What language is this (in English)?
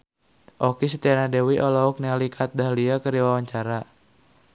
Sundanese